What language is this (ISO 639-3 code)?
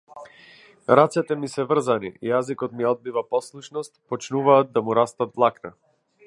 mkd